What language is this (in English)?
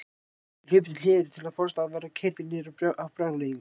Icelandic